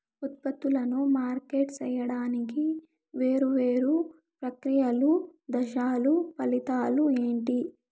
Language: Telugu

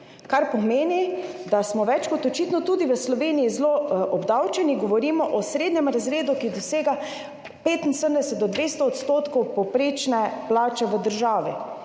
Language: Slovenian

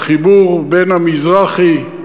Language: Hebrew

